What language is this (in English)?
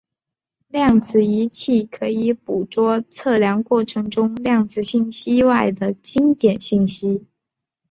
Chinese